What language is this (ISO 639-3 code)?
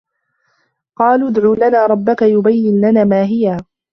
ara